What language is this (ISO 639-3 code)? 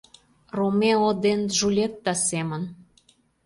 chm